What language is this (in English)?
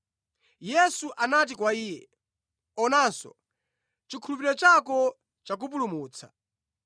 Nyanja